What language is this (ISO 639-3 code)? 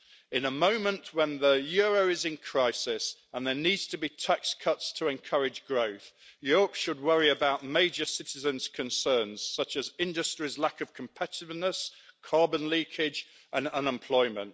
eng